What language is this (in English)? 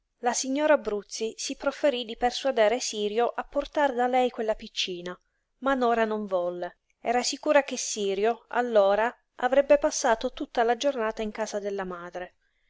Italian